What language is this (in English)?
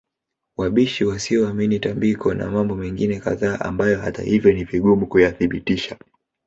Swahili